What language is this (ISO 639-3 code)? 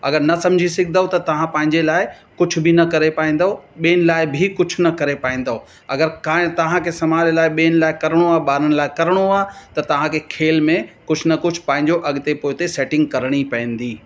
snd